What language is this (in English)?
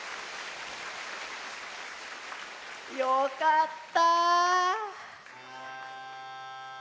Japanese